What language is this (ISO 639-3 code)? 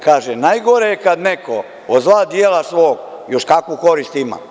srp